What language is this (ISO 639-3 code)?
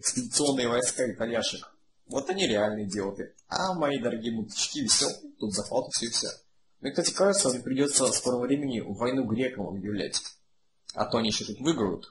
rus